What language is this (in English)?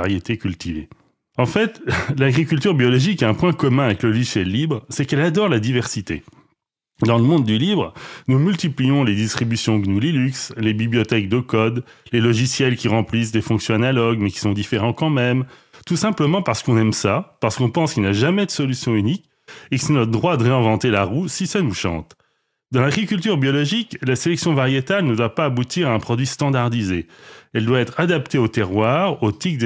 French